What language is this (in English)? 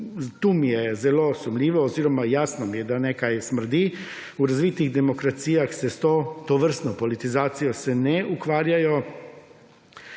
Slovenian